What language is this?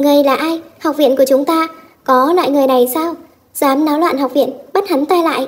Vietnamese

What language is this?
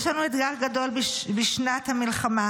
Hebrew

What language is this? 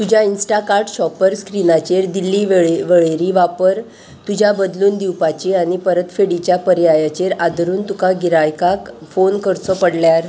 Konkani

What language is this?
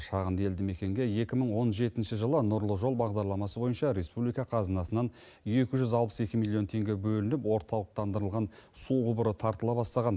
Kazakh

